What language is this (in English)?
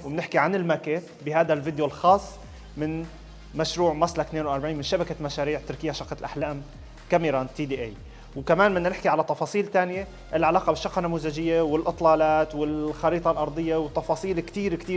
Arabic